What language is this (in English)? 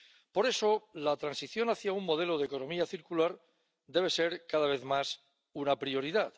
Spanish